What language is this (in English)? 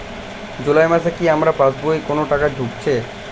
Bangla